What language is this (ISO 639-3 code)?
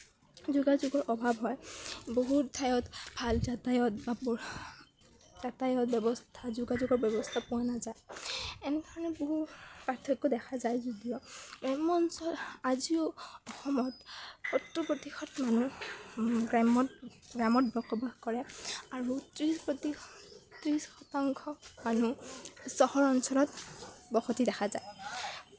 asm